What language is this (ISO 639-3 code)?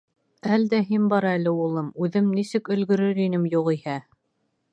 bak